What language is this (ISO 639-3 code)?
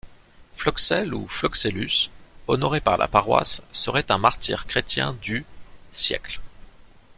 fra